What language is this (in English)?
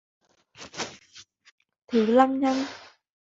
Vietnamese